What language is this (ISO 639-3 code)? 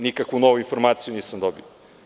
srp